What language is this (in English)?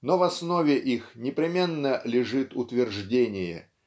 Russian